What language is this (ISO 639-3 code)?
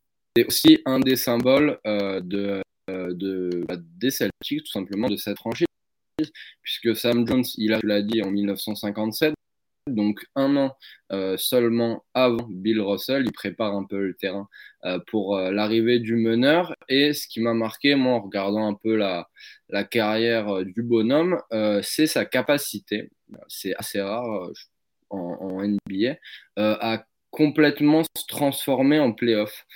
fra